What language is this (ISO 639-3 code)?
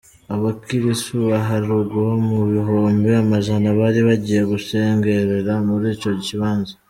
kin